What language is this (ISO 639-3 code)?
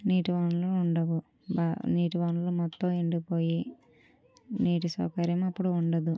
tel